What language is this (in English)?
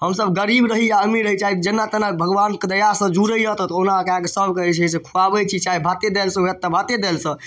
Maithili